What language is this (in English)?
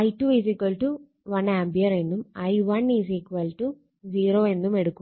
Malayalam